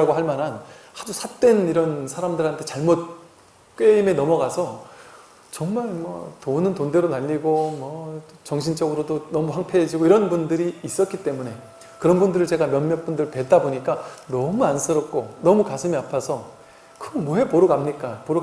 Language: Korean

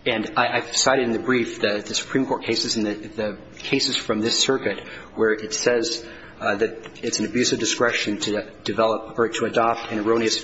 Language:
English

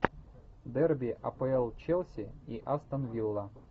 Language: Russian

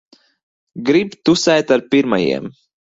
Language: Latvian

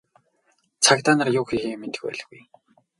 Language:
Mongolian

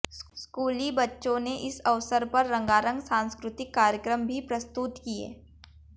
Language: Hindi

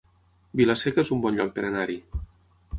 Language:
Catalan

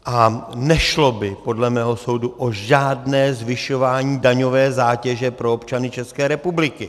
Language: Czech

